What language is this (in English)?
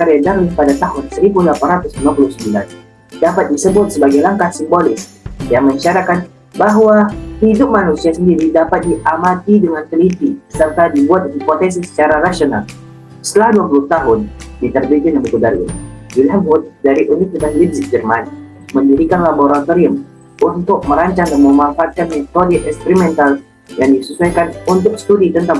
Indonesian